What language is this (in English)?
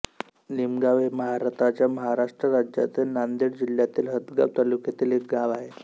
Marathi